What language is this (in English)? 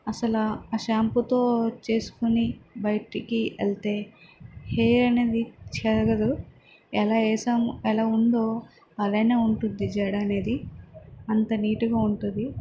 Telugu